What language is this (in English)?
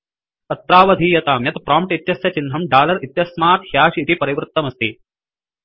Sanskrit